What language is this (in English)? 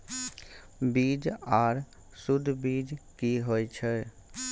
Maithili